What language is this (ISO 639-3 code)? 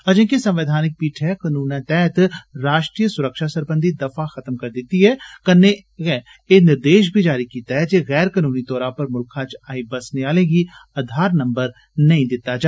doi